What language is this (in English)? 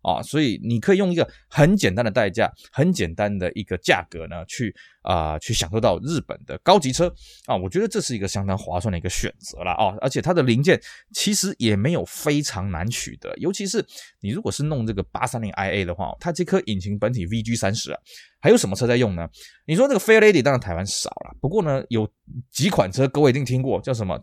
Chinese